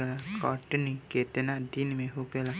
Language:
Bhojpuri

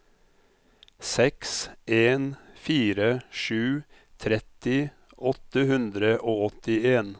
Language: Norwegian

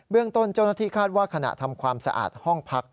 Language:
Thai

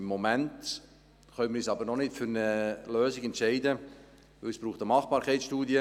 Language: Swiss German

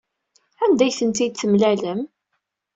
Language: Kabyle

